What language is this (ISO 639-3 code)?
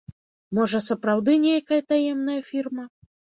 bel